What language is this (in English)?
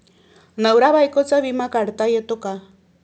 Marathi